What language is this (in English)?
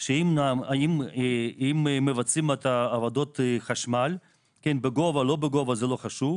Hebrew